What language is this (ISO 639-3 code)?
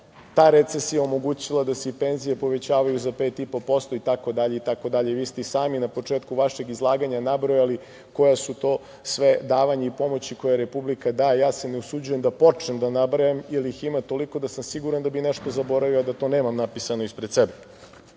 srp